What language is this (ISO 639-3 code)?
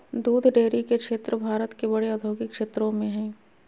mag